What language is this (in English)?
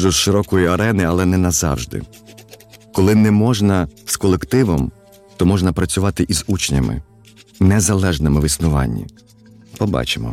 Ukrainian